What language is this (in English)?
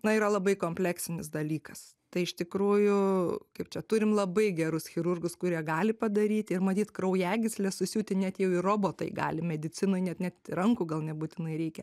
Lithuanian